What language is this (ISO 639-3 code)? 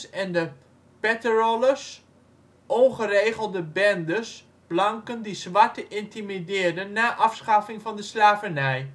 nld